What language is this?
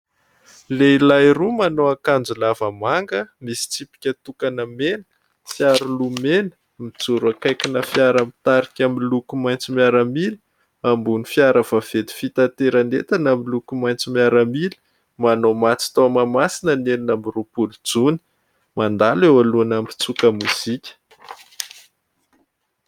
Malagasy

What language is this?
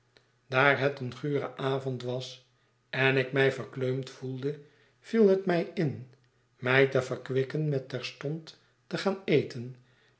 Dutch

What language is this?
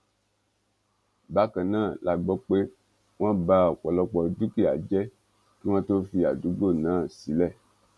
Yoruba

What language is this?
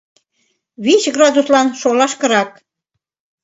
Mari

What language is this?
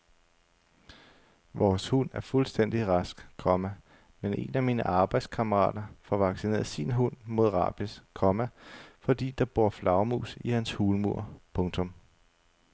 Danish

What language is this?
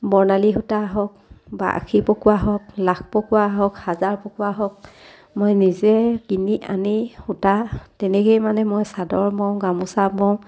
Assamese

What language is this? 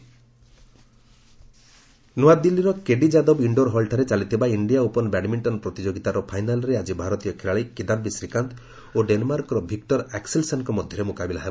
Odia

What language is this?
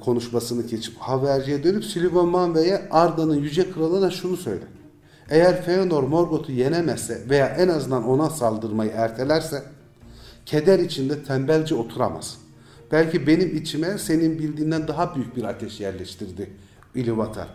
Turkish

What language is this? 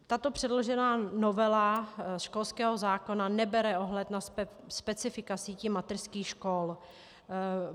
Czech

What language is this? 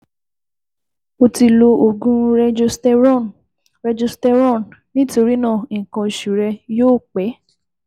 Yoruba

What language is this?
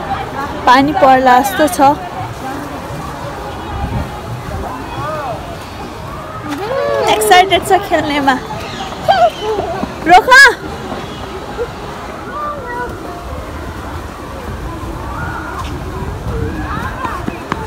Korean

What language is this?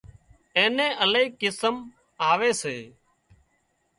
Wadiyara Koli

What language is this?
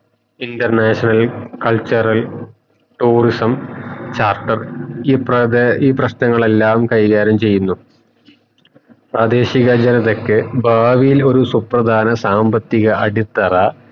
Malayalam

